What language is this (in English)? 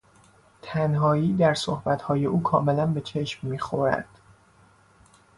Persian